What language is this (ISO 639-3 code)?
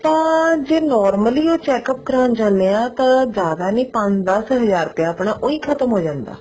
pan